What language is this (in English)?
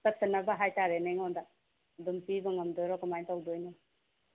Manipuri